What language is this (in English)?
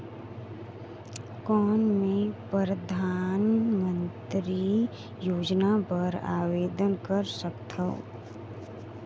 Chhattisgarhi